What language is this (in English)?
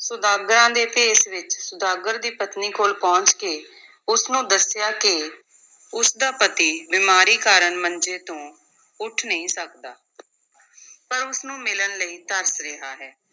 Punjabi